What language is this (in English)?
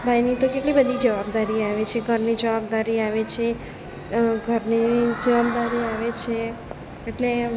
Gujarati